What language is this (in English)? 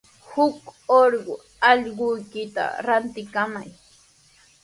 Sihuas Ancash Quechua